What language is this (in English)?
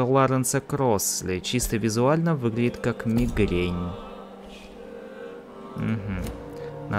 Russian